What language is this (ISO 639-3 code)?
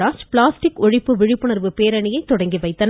tam